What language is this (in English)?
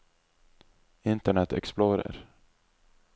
Norwegian